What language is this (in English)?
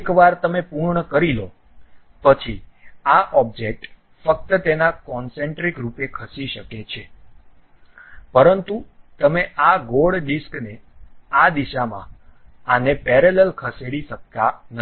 Gujarati